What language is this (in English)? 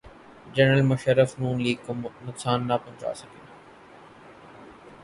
Urdu